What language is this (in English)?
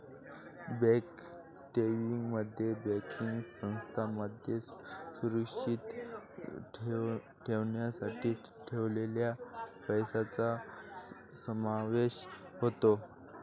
Marathi